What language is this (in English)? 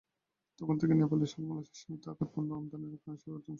Bangla